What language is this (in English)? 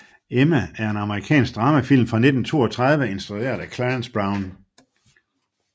Danish